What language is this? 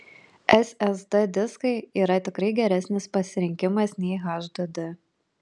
Lithuanian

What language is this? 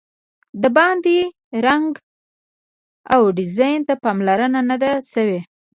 Pashto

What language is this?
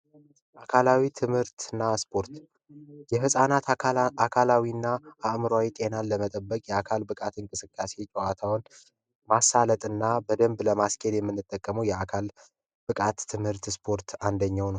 Amharic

